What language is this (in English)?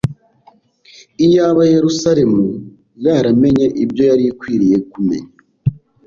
Kinyarwanda